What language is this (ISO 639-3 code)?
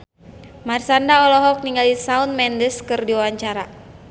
sun